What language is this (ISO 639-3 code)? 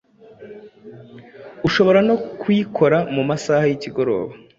kin